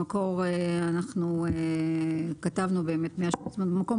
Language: Hebrew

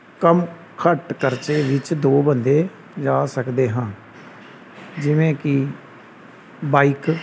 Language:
Punjabi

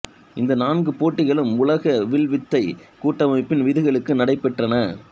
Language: Tamil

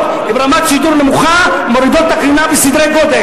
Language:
Hebrew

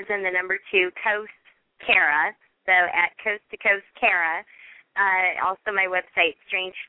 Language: English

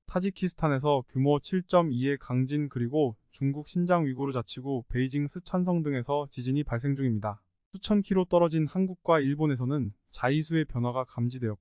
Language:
Korean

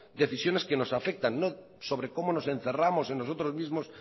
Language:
Spanish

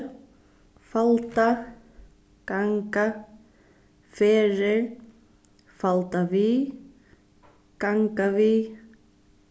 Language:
Faroese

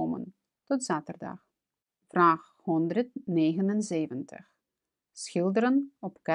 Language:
Dutch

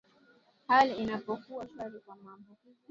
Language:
Swahili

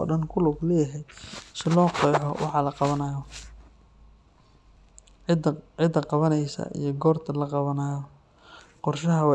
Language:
Somali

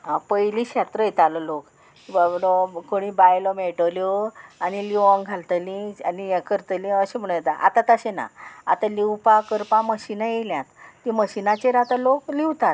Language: Konkani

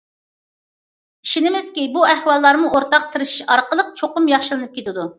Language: Uyghur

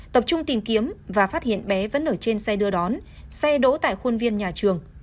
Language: Vietnamese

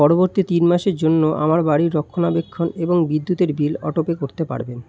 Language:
Bangla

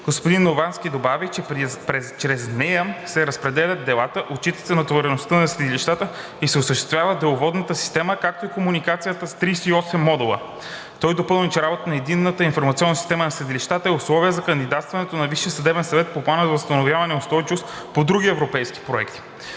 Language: Bulgarian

